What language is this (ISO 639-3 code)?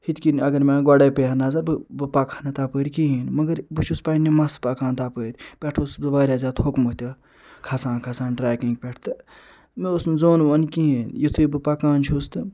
kas